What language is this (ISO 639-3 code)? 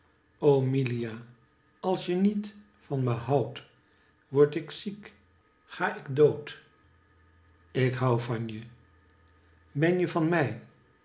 nld